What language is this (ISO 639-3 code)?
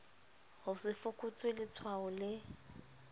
sot